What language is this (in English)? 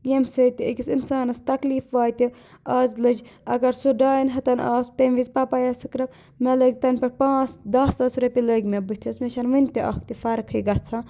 Kashmiri